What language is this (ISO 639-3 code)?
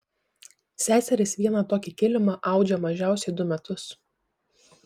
lit